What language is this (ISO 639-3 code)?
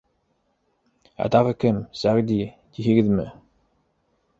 bak